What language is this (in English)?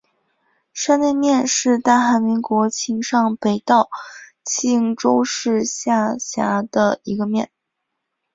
Chinese